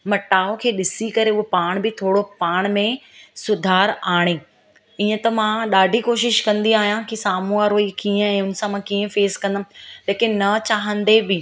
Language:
Sindhi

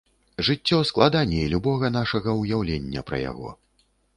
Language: Belarusian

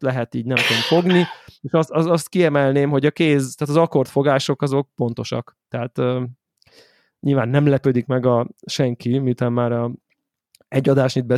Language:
Hungarian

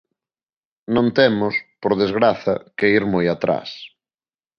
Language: Galician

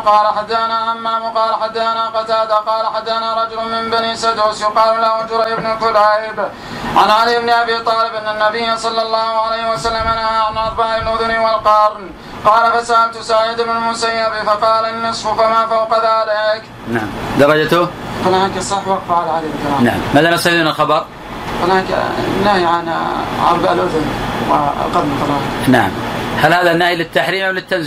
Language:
Arabic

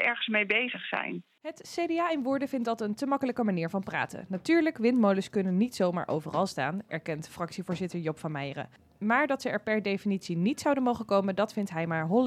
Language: Dutch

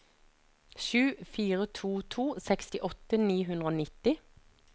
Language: Norwegian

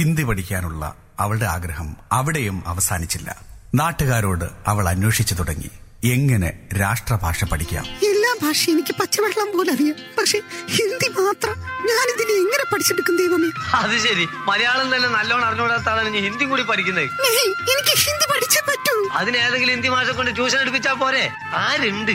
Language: Malayalam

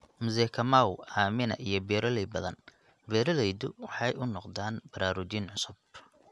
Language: Somali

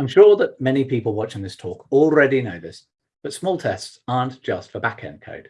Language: English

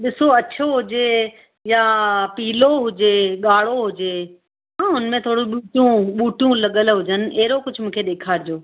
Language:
Sindhi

